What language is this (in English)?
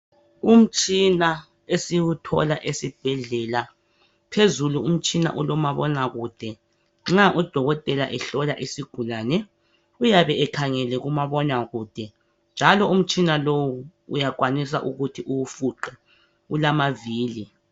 North Ndebele